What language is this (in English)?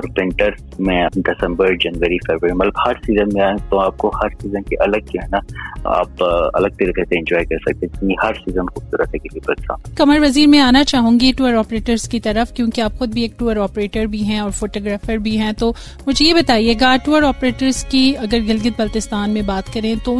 Urdu